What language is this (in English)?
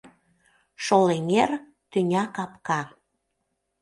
Mari